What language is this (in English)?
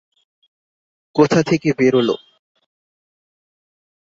Bangla